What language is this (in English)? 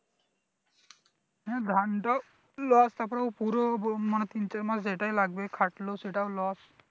Bangla